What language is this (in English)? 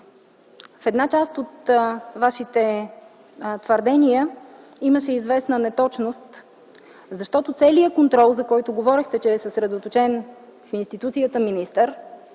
Bulgarian